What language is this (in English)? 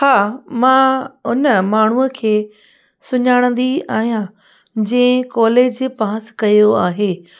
Sindhi